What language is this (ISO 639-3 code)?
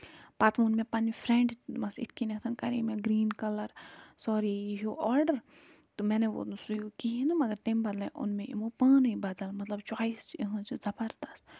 kas